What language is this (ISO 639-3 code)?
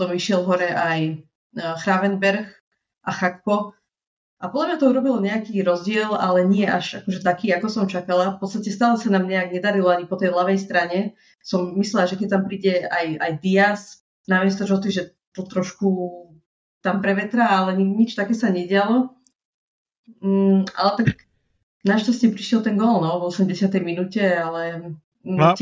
slk